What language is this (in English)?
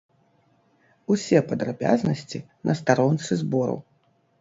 Belarusian